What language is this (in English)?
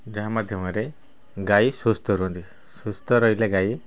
Odia